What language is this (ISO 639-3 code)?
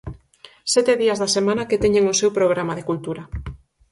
glg